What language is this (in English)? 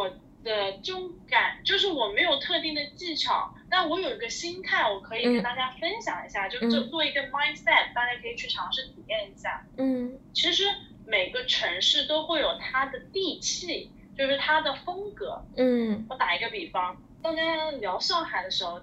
Chinese